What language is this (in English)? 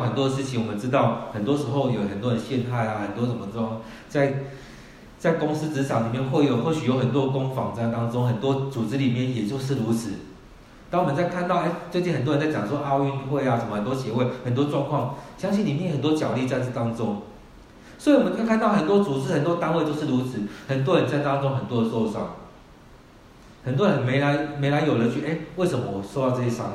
Chinese